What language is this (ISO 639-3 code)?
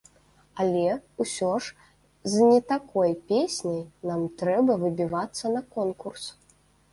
bel